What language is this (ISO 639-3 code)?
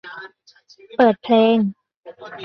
tha